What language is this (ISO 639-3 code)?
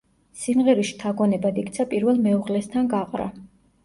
kat